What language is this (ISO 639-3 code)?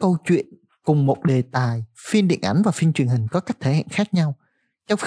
vie